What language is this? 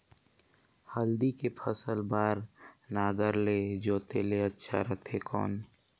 Chhattisgarhi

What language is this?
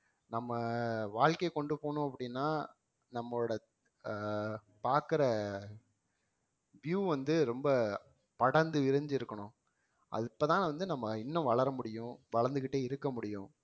Tamil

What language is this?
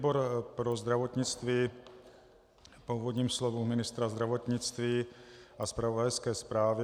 Czech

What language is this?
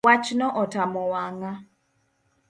Luo (Kenya and Tanzania)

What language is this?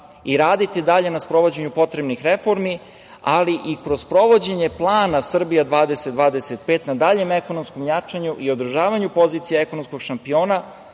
Serbian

